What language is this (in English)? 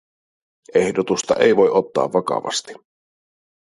Finnish